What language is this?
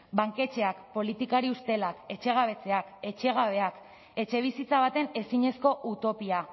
Basque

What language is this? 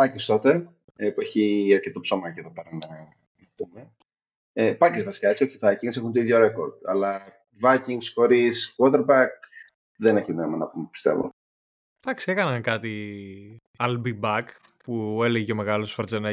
Greek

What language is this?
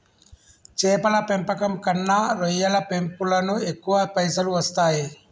Telugu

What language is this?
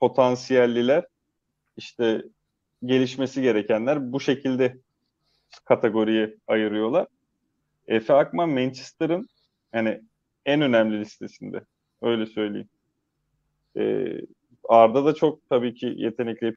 Turkish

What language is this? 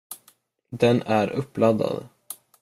Swedish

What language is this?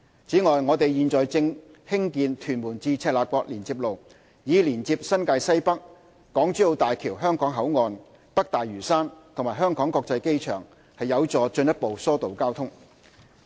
Cantonese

